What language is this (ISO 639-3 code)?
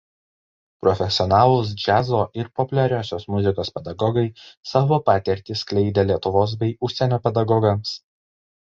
lit